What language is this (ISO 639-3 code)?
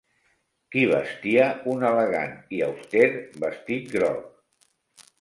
cat